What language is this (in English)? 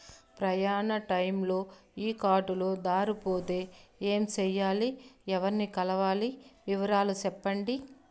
Telugu